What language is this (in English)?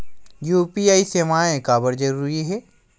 Chhattisgarhi